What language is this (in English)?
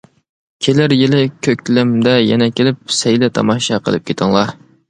Uyghur